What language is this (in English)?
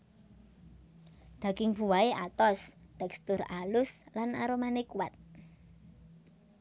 Javanese